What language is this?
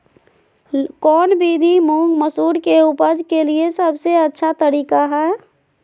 Magahi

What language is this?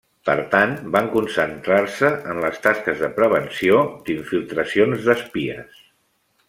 Catalan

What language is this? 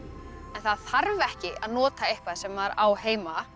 Icelandic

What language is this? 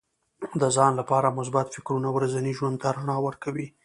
Pashto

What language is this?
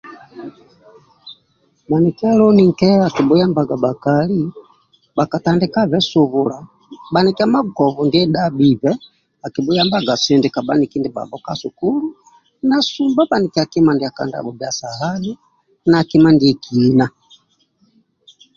Amba (Uganda)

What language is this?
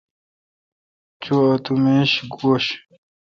Kalkoti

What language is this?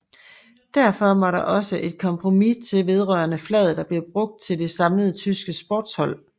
Danish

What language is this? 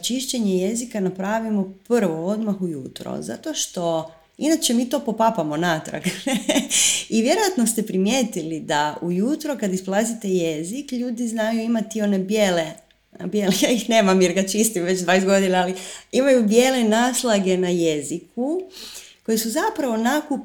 Croatian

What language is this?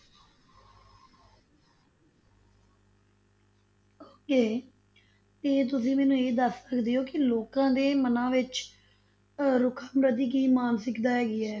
Punjabi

